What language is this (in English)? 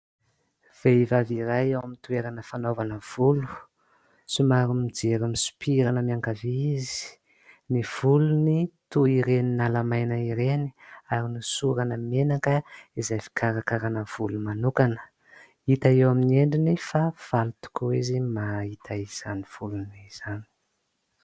Malagasy